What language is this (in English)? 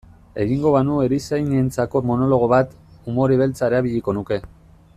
Basque